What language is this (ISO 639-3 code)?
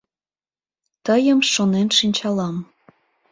chm